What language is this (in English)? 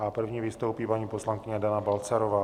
Czech